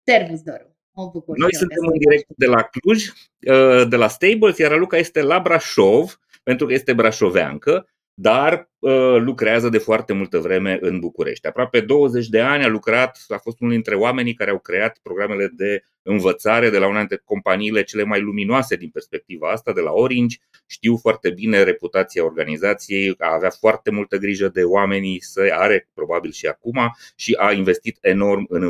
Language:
Romanian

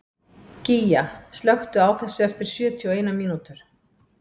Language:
Icelandic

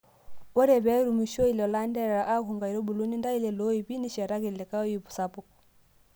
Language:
Masai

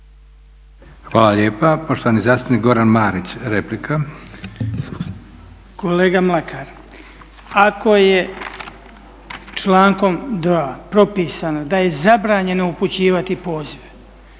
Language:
Croatian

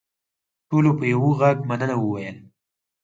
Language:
Pashto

